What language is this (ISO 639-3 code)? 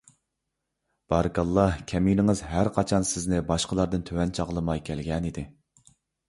uig